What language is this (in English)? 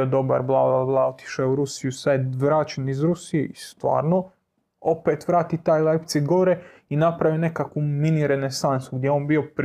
Croatian